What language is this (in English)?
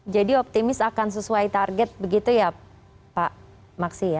Indonesian